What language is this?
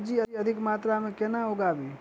Maithili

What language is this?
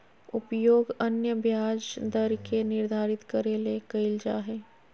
Magahi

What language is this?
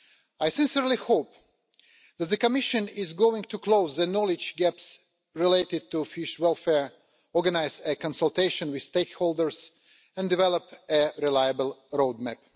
English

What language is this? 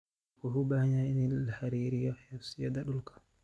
Somali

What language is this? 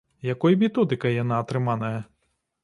Belarusian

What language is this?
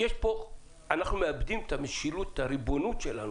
Hebrew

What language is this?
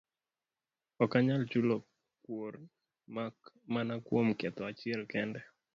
Luo (Kenya and Tanzania)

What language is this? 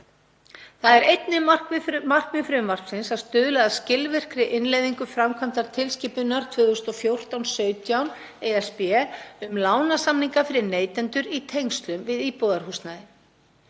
Icelandic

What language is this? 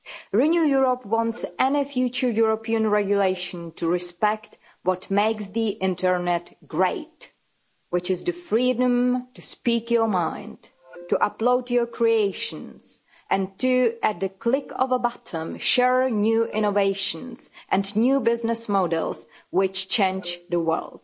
English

